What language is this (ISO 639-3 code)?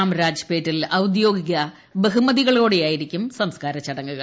mal